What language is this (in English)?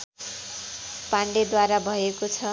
Nepali